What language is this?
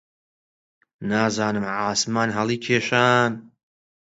Central Kurdish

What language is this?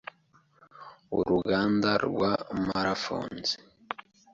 Kinyarwanda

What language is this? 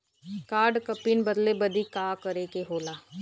Bhojpuri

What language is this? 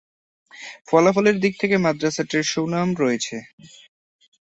Bangla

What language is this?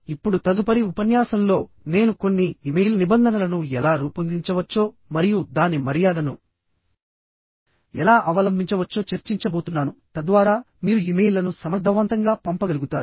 Telugu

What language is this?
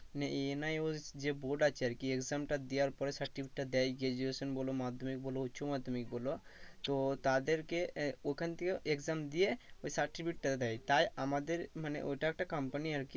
Bangla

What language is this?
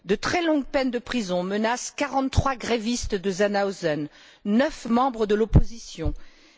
French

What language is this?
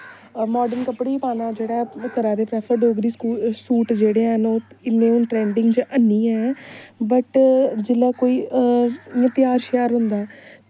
Dogri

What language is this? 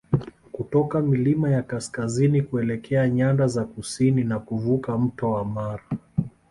Swahili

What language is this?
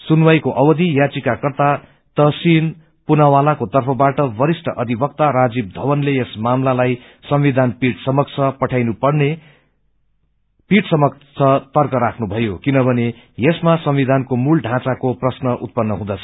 Nepali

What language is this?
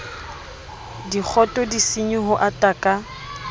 Southern Sotho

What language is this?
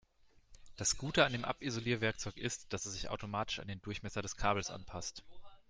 German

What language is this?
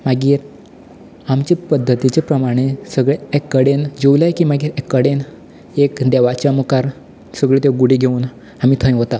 Konkani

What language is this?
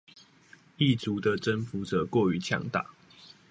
Chinese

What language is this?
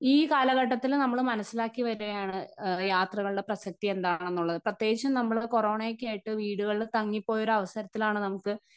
Malayalam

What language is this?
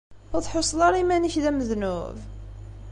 Kabyle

